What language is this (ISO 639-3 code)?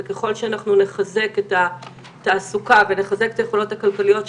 heb